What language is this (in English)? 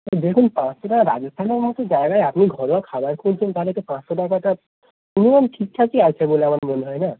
Bangla